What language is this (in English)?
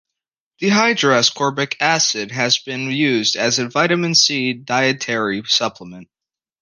English